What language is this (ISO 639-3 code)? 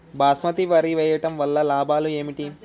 tel